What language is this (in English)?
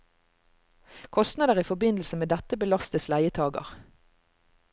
Norwegian